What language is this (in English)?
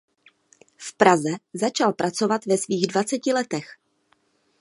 Czech